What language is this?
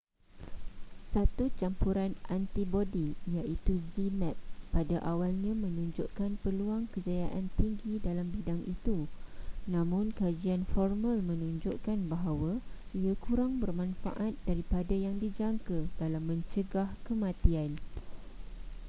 Malay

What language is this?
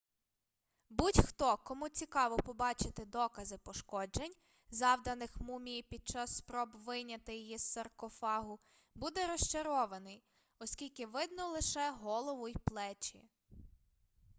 Ukrainian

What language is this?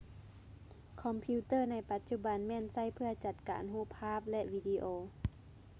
Lao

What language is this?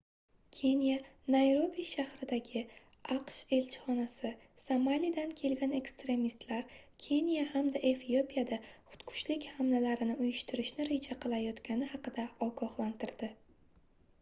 Uzbek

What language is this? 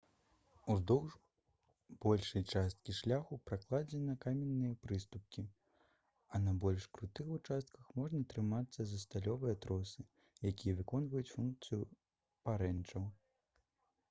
Belarusian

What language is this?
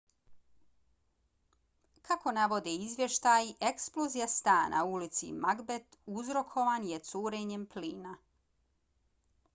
Bosnian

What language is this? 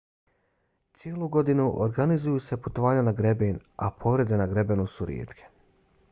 Bosnian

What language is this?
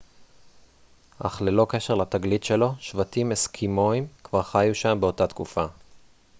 Hebrew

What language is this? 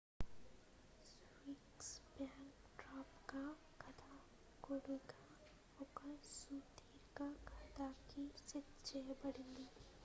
Telugu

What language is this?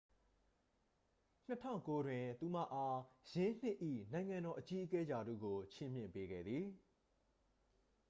Burmese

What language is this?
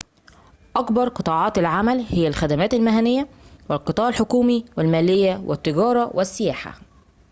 Arabic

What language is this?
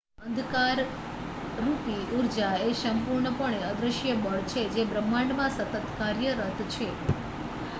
Gujarati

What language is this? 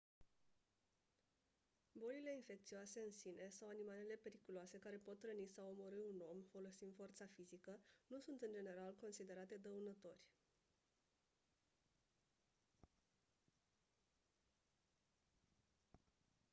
Romanian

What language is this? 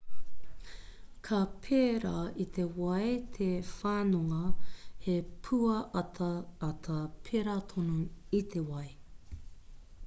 Māori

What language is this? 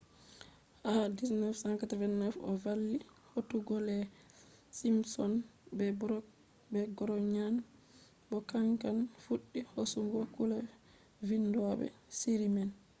Fula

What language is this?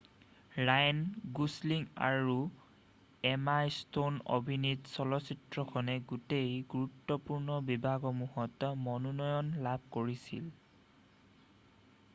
Assamese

